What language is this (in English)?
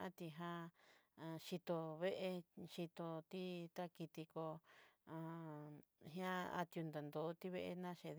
Southeastern Nochixtlán Mixtec